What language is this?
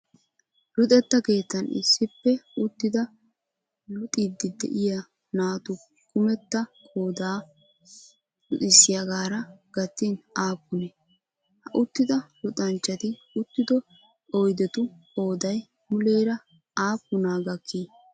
Wolaytta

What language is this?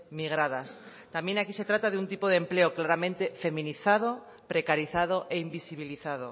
Spanish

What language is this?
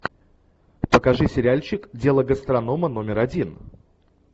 Russian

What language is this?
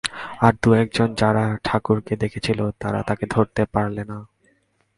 Bangla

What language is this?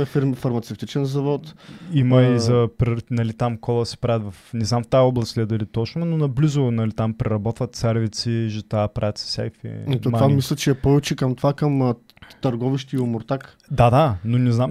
Bulgarian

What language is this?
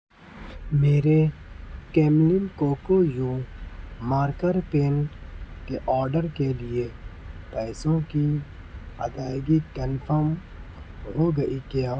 Urdu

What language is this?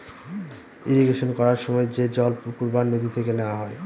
Bangla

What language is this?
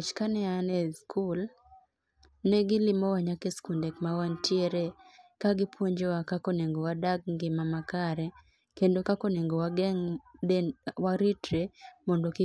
Luo (Kenya and Tanzania)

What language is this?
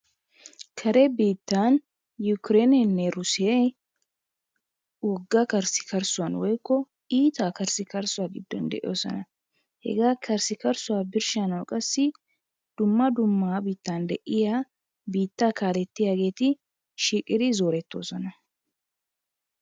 Wolaytta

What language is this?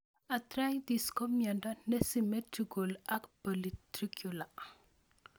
Kalenjin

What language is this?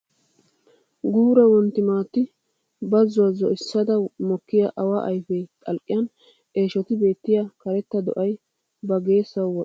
Wolaytta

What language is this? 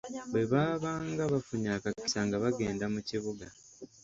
Ganda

